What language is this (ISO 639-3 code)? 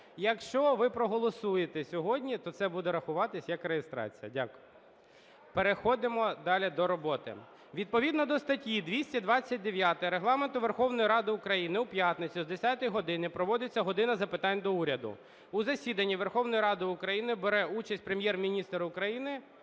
ukr